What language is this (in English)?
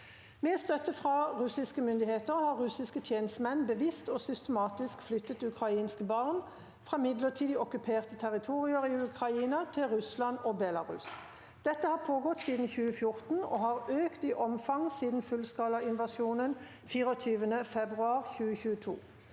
Norwegian